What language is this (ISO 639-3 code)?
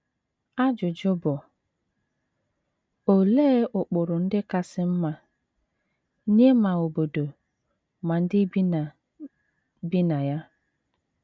ibo